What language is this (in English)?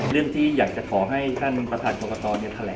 Thai